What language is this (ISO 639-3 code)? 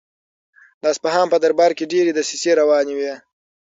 pus